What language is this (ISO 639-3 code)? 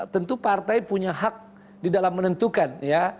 ind